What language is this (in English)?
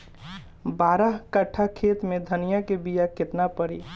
Bhojpuri